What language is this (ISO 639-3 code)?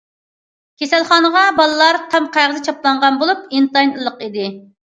uig